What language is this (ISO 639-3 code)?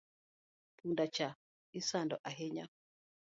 luo